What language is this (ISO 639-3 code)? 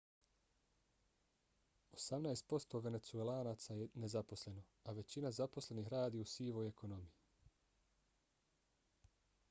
bos